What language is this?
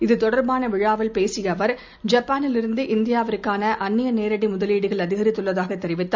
Tamil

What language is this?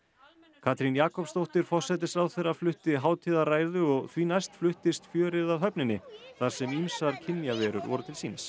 Icelandic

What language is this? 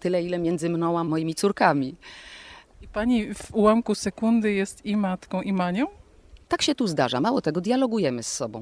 Polish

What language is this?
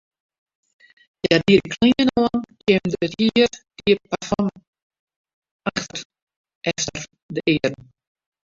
Western Frisian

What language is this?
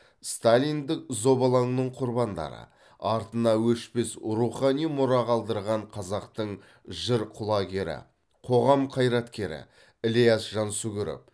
Kazakh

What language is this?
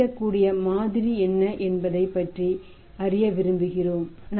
Tamil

